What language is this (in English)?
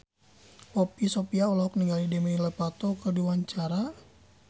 Sundanese